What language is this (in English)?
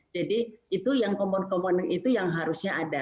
Indonesian